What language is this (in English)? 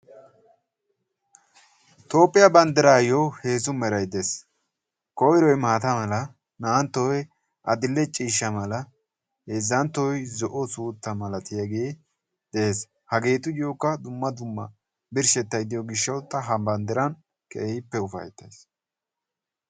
Wolaytta